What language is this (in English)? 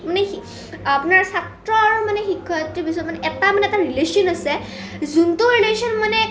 Assamese